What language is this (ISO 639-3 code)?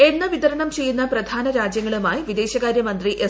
mal